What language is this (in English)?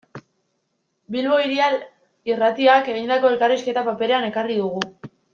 Basque